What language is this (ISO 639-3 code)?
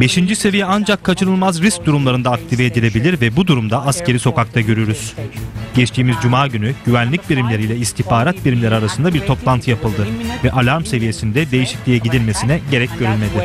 tur